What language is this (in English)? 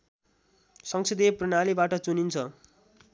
Nepali